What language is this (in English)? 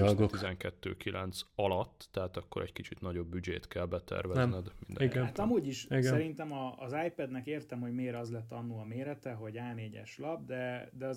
Hungarian